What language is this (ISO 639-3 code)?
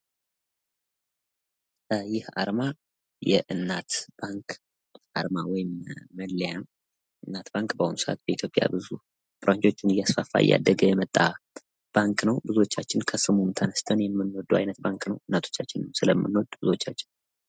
amh